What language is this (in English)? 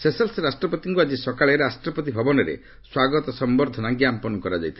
Odia